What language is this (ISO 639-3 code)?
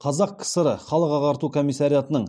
kaz